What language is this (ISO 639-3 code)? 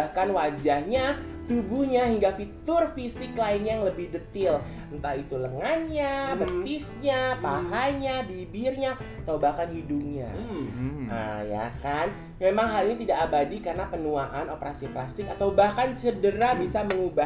ind